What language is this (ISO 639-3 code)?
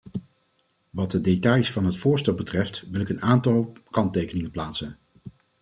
nld